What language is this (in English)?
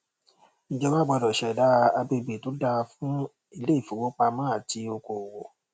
Yoruba